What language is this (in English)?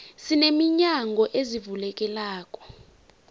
South Ndebele